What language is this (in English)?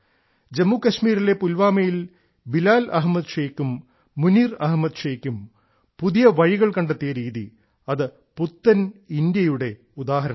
Malayalam